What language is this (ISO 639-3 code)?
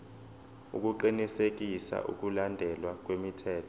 zul